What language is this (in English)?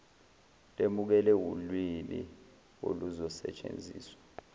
Zulu